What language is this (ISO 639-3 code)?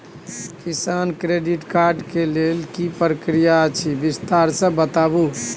mai